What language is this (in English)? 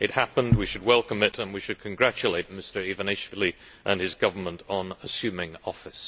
English